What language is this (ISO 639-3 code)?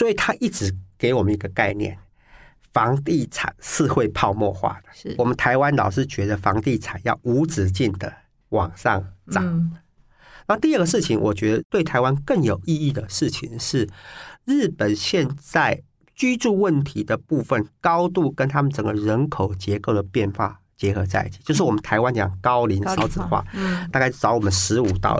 zho